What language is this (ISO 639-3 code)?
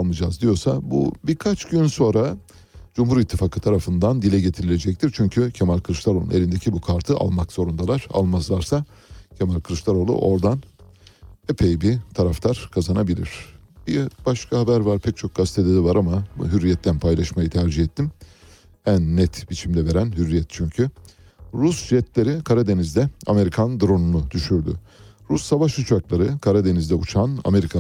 tur